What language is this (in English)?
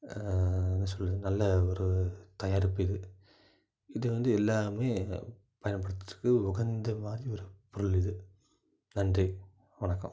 Tamil